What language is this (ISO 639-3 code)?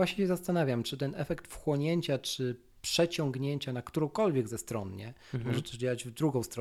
pol